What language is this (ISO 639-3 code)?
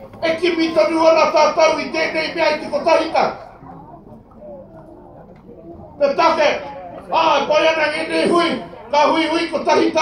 ron